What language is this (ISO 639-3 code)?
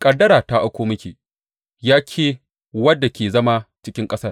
hau